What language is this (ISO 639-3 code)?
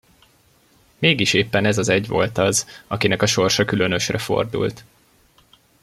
hun